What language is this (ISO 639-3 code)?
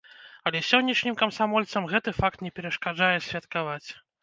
bel